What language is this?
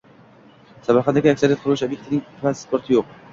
Uzbek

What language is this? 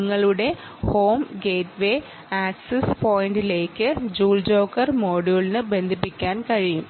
Malayalam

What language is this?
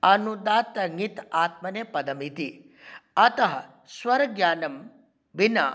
Sanskrit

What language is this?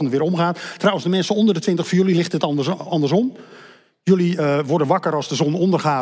Dutch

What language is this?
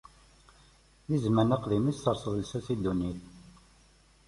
Kabyle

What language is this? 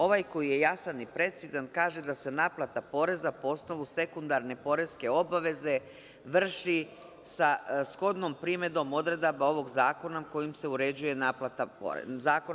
Serbian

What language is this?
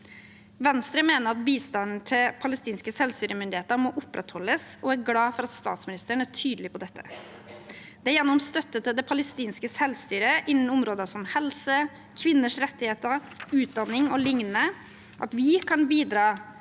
Norwegian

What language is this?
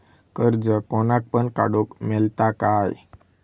Marathi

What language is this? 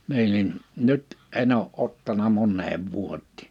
Finnish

